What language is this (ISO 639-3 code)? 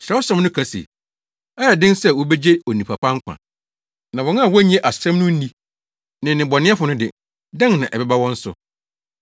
aka